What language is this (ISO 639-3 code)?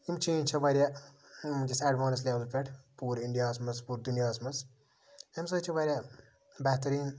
kas